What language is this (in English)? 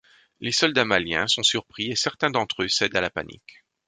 French